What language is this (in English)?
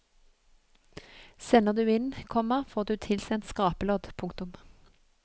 Norwegian